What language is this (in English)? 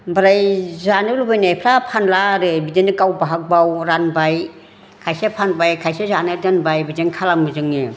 Bodo